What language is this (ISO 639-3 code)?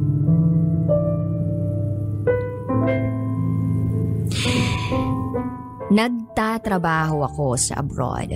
fil